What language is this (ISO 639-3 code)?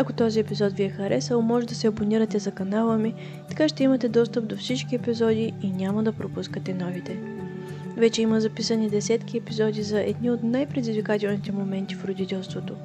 bul